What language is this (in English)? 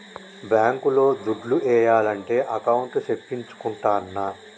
Telugu